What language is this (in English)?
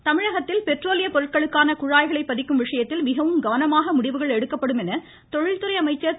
Tamil